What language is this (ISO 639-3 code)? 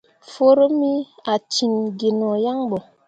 mua